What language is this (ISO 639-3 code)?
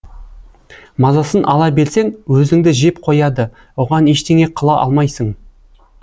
kaz